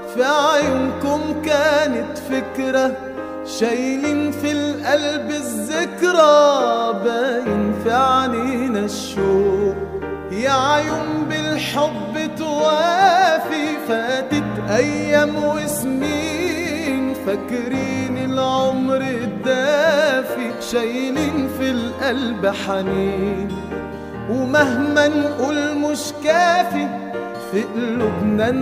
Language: Arabic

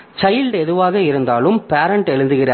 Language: Tamil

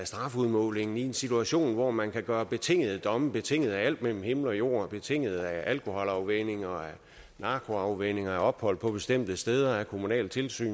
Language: Danish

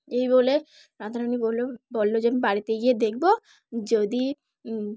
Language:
Bangla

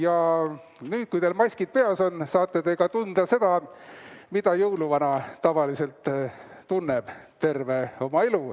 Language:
Estonian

